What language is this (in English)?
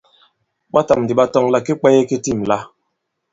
Bankon